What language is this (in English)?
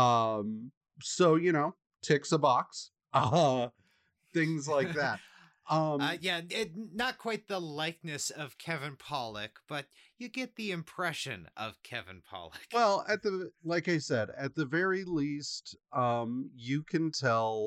English